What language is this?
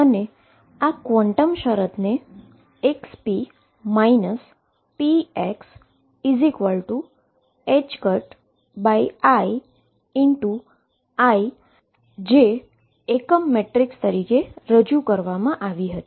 Gujarati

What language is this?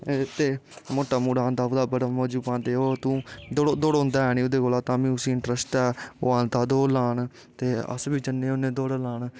Dogri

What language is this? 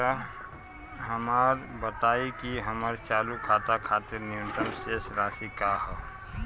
Bhojpuri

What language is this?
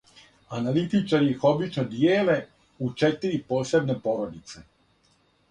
Serbian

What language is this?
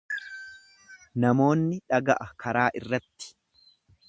Oromo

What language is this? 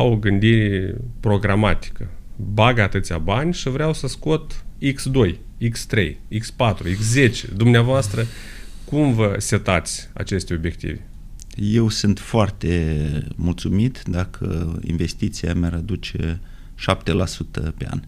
Romanian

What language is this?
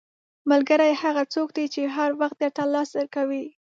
Pashto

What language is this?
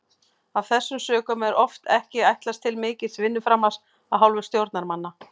Icelandic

